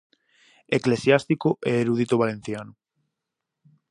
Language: Galician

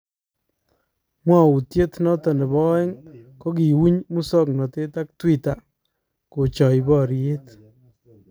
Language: Kalenjin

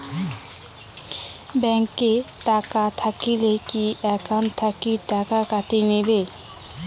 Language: Bangla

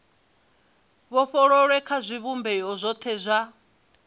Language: Venda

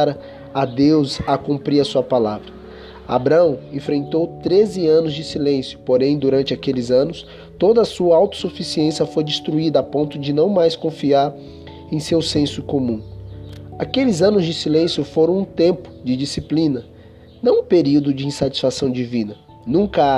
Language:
Portuguese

